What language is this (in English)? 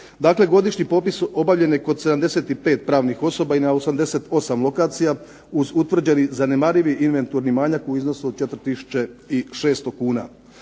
Croatian